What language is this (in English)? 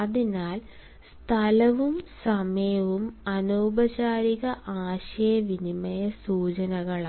Malayalam